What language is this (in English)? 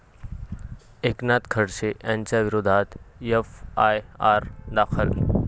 Marathi